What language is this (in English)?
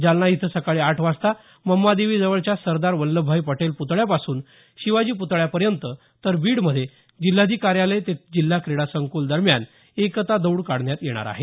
Marathi